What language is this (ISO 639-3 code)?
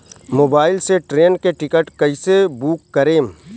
bho